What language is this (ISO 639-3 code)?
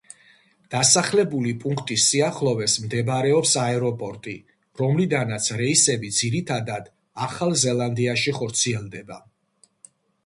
kat